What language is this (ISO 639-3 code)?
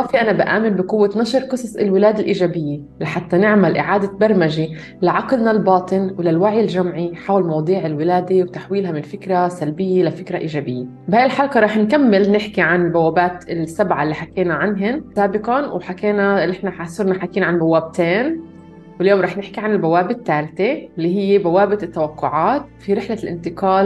ara